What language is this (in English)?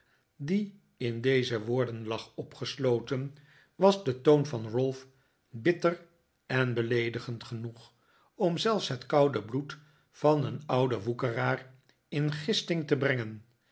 Dutch